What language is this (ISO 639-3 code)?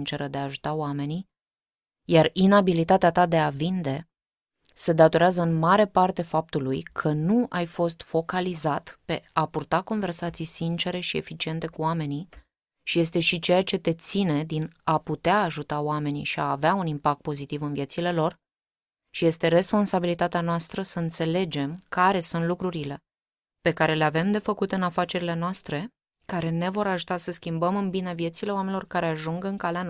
ron